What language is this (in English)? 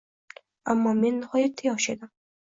Uzbek